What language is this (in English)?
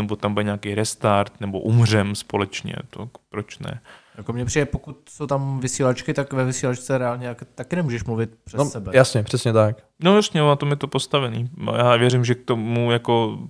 Czech